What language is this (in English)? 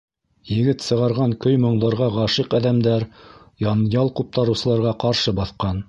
Bashkir